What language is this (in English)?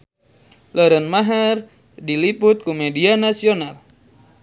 Sundanese